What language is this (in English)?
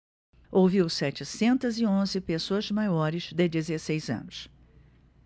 Portuguese